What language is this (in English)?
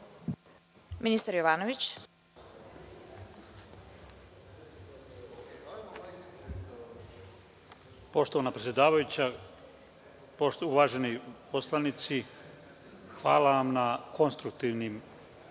Serbian